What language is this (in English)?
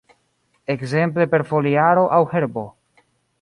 Esperanto